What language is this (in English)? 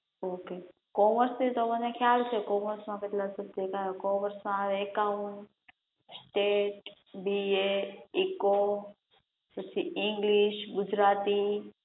Gujarati